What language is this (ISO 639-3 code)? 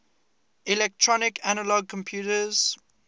eng